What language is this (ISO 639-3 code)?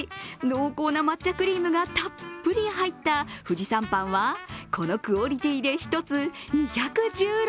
jpn